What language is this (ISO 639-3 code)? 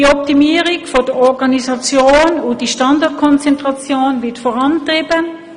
gsw